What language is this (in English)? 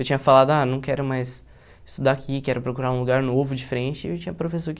Portuguese